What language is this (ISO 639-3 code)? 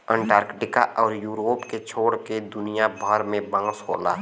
bho